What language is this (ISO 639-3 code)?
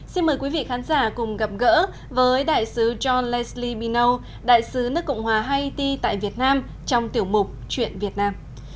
vie